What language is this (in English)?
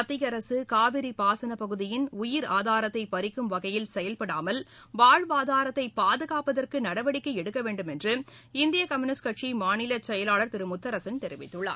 Tamil